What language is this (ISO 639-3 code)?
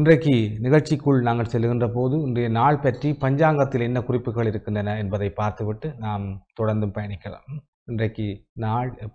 ara